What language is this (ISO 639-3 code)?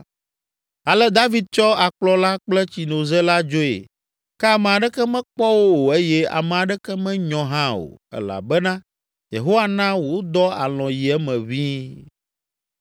ewe